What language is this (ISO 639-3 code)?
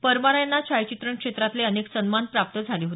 mar